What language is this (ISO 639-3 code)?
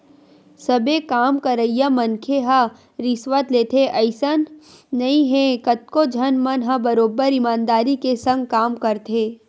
hne